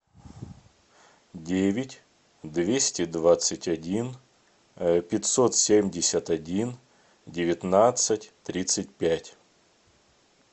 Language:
Russian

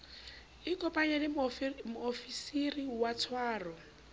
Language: Southern Sotho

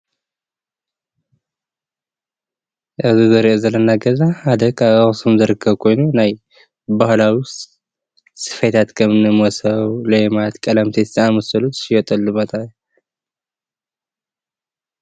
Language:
Tigrinya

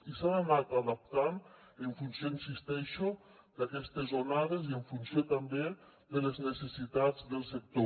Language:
Catalan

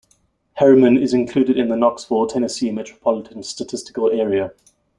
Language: English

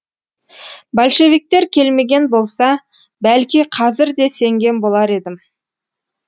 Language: Kazakh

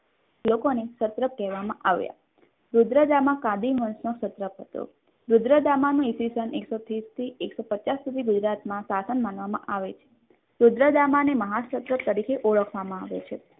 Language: Gujarati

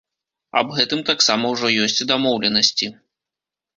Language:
Belarusian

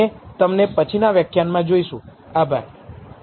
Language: Gujarati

